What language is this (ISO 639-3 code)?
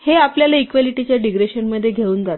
mar